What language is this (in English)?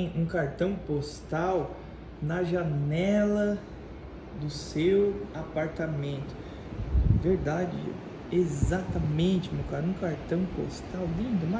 Portuguese